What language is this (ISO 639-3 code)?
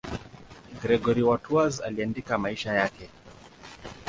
swa